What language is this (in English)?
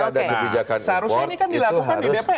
Indonesian